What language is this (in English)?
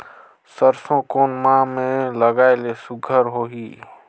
Chhattisgarhi